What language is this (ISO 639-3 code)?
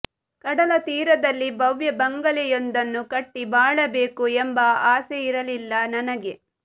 kan